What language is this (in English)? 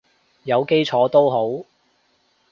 Cantonese